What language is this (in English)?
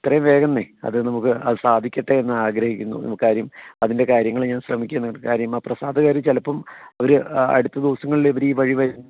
Malayalam